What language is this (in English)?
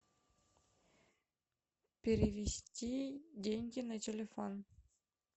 Russian